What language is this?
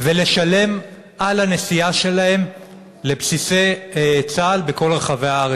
Hebrew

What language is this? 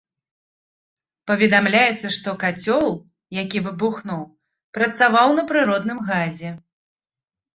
Belarusian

